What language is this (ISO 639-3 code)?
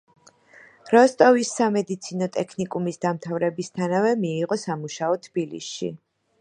kat